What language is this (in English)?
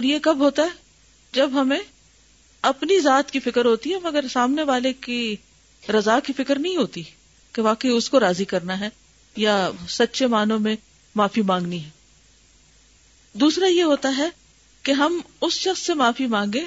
Urdu